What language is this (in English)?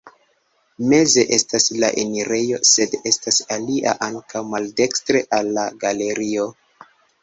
Esperanto